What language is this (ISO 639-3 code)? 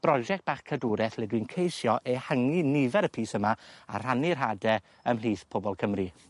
cym